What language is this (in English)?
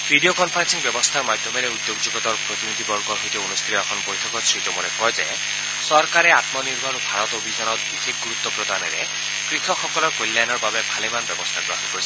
Assamese